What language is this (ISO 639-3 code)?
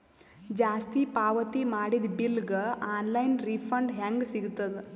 kan